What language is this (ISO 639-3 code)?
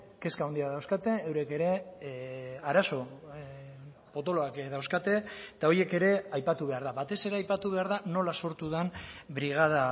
eus